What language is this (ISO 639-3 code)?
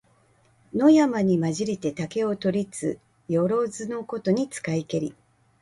jpn